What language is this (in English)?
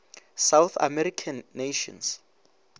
Northern Sotho